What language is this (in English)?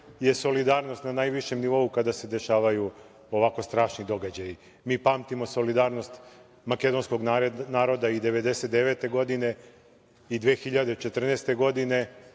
Serbian